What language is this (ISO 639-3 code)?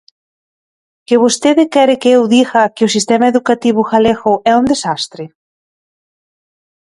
glg